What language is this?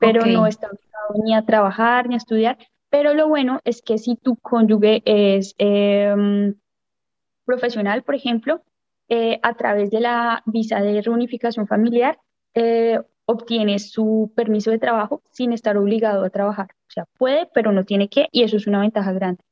Spanish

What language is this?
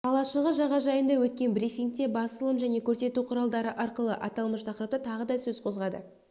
Kazakh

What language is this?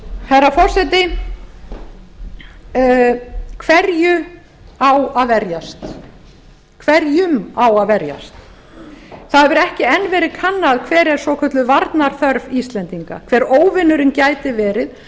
Icelandic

